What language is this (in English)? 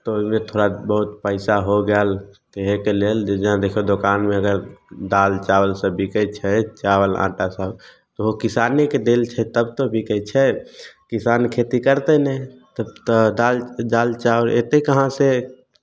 Maithili